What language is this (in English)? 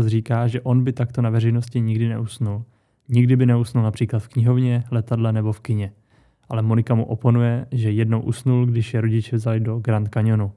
Czech